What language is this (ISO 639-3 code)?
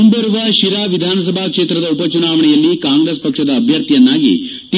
kan